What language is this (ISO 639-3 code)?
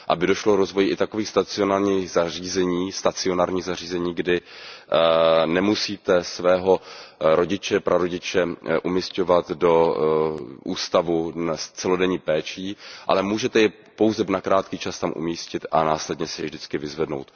ces